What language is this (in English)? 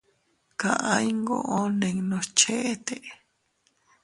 Teutila Cuicatec